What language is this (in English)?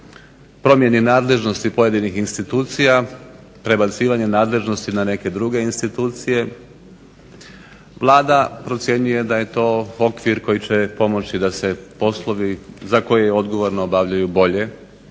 Croatian